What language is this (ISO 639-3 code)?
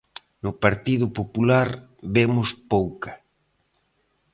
glg